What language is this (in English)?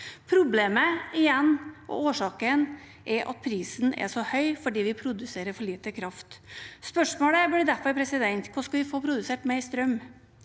Norwegian